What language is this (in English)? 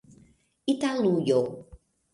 Esperanto